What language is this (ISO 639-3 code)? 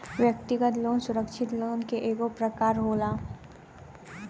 bho